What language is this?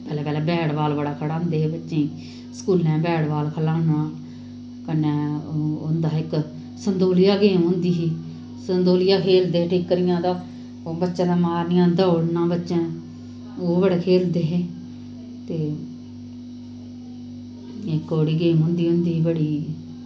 Dogri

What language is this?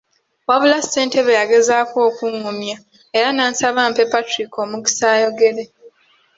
Ganda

